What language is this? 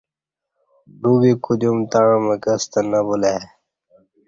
Kati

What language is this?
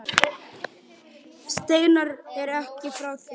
Icelandic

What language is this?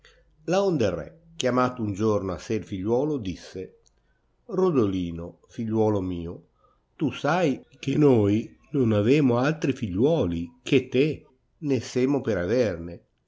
Italian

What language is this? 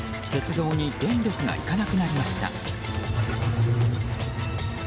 Japanese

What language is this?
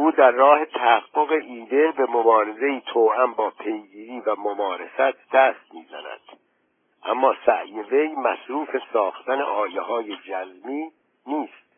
Persian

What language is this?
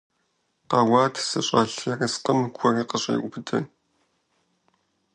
Kabardian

